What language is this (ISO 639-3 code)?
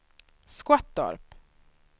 swe